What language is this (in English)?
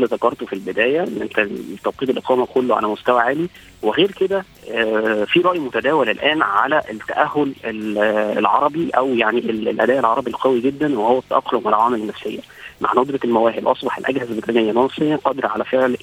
Arabic